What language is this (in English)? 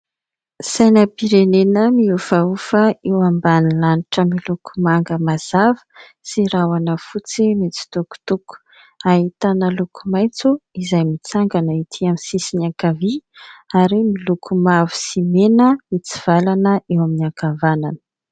Malagasy